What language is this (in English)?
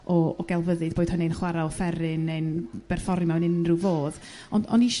Welsh